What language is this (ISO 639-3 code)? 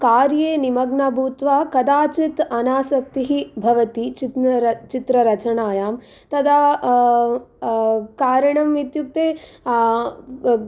san